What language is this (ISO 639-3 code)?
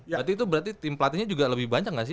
ind